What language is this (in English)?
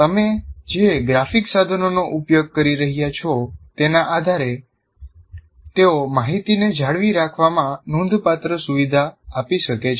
Gujarati